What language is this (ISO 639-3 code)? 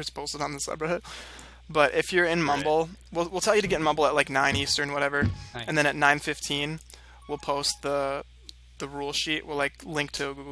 eng